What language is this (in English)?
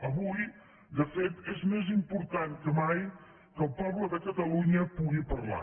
Catalan